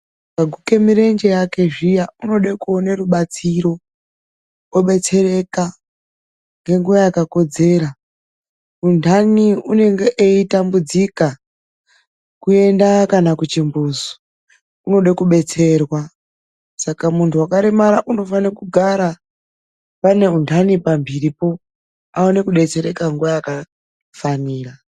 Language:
Ndau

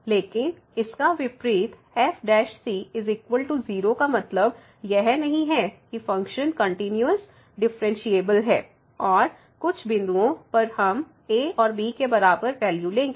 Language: Hindi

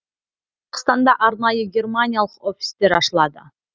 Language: Kazakh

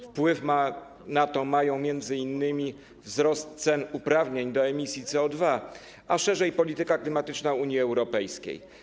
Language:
Polish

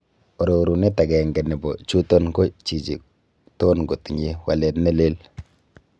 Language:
Kalenjin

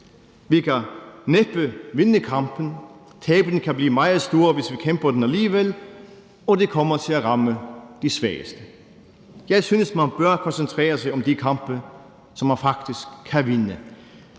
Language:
Danish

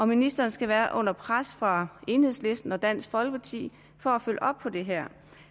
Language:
Danish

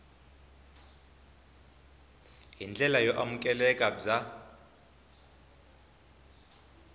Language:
Tsonga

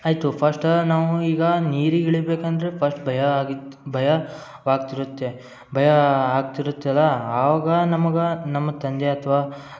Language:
Kannada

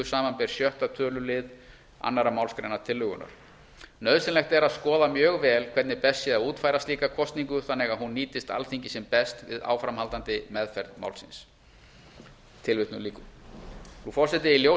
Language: Icelandic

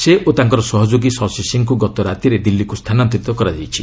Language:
Odia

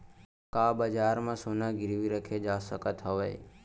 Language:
Chhattisgarhi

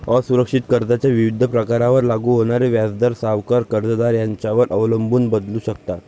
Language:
Marathi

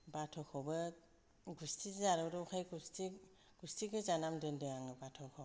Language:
Bodo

